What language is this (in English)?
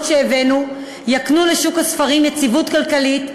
Hebrew